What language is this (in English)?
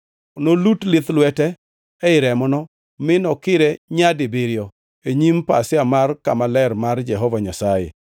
Luo (Kenya and Tanzania)